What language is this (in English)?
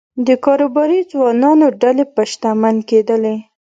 Pashto